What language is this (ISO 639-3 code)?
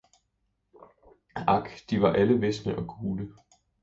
dan